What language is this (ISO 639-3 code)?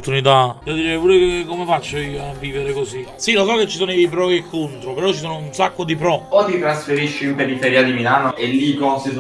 ita